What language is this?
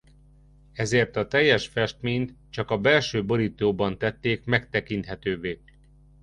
Hungarian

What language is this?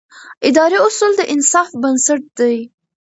Pashto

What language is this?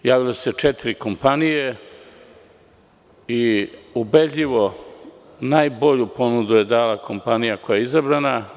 Serbian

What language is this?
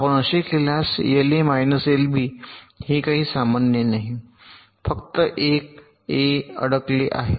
Marathi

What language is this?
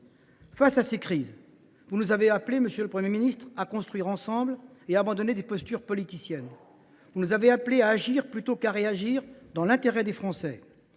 French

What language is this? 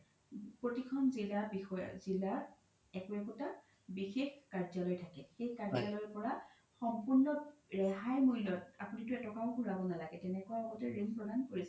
Assamese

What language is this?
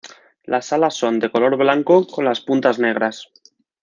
Spanish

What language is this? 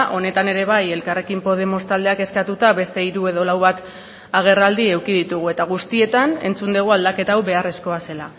Basque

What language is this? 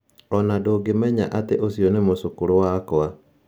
Kikuyu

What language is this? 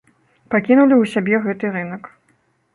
Belarusian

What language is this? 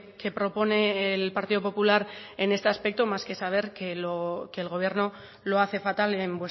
Spanish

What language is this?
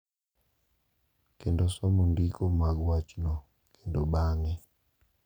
Luo (Kenya and Tanzania)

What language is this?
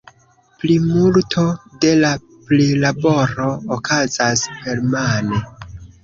Esperanto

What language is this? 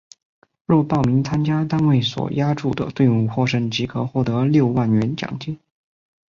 Chinese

